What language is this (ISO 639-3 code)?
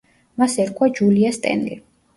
kat